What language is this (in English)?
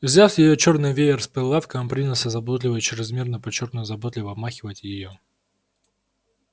Russian